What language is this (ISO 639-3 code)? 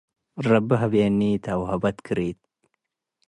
tig